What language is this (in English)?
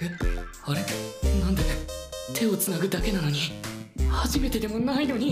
Japanese